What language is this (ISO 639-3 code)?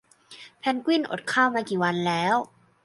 tha